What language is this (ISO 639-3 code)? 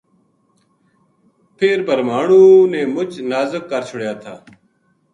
gju